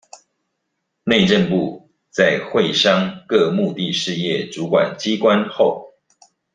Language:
Chinese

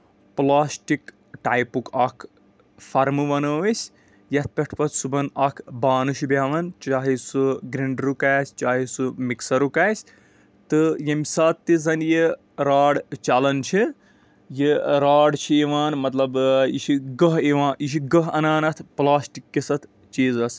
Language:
Kashmiri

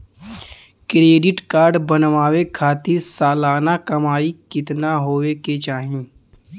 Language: Bhojpuri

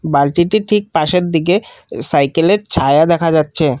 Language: Bangla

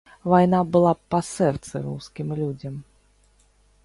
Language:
Belarusian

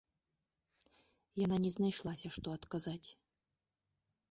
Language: Belarusian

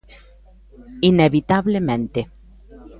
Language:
Galician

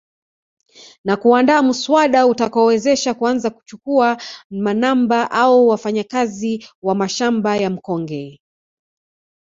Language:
Swahili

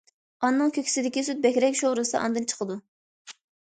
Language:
Uyghur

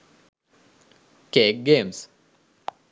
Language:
Sinhala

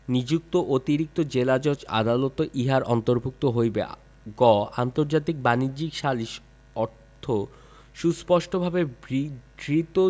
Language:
Bangla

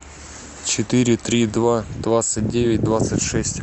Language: Russian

